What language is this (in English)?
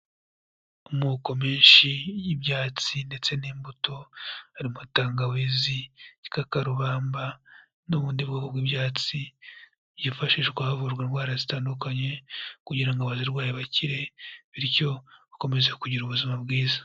Kinyarwanda